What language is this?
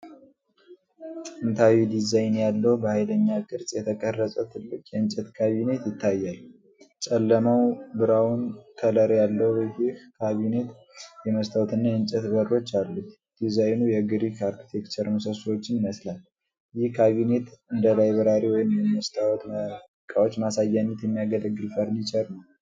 Amharic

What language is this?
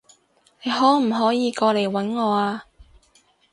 Cantonese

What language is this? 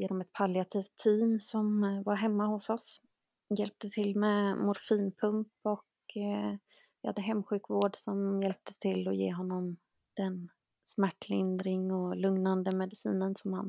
Swedish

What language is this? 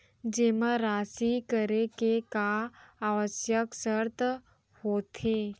Chhattisgarhi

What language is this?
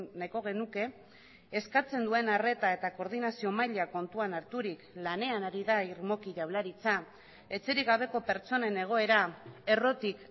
Basque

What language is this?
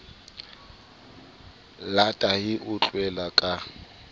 Southern Sotho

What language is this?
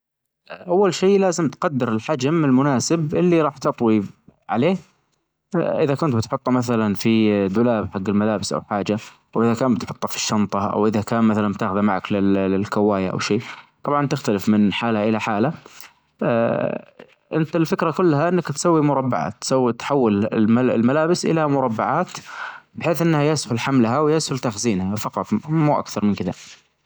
Najdi Arabic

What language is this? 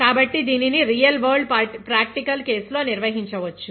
Telugu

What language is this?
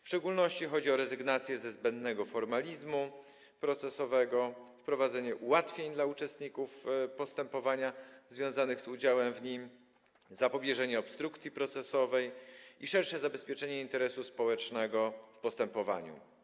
Polish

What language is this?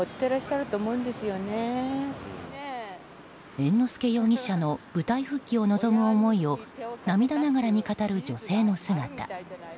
Japanese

